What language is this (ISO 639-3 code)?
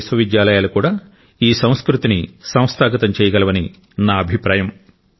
tel